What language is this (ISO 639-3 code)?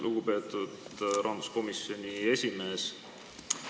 est